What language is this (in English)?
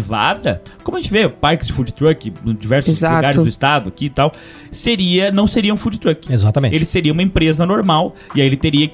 Portuguese